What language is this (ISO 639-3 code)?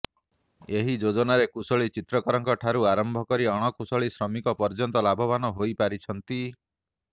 ori